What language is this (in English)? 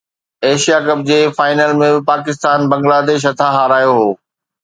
Sindhi